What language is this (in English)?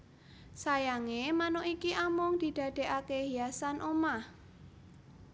Javanese